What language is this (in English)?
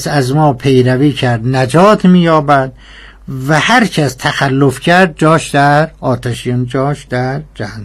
Persian